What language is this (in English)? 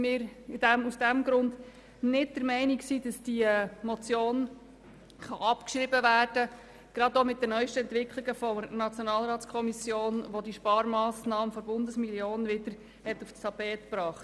Swiss German